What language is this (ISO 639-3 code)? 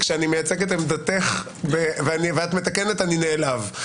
heb